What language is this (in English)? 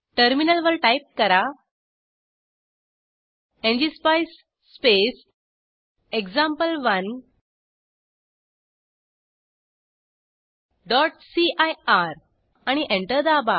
Marathi